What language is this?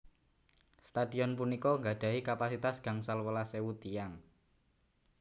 Javanese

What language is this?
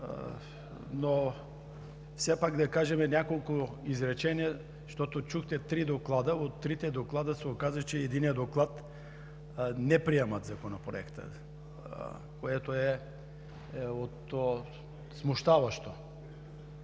Bulgarian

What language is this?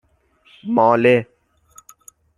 Persian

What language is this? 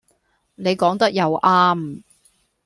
Cantonese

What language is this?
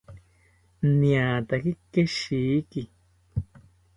South Ucayali Ashéninka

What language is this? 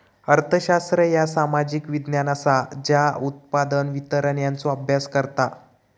Marathi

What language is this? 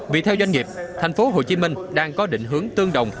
Vietnamese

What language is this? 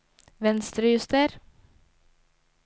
Norwegian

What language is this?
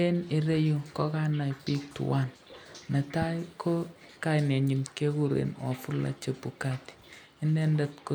Kalenjin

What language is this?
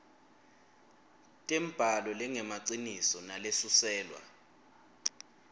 Swati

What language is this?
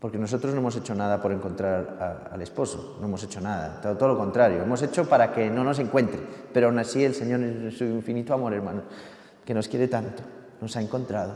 Spanish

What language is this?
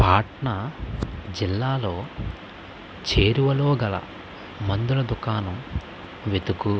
Telugu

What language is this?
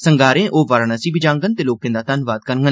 Dogri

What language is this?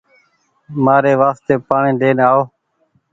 Goaria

